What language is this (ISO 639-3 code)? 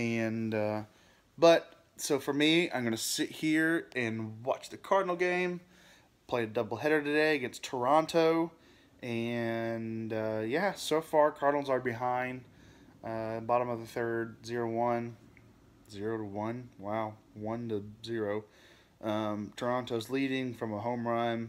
eng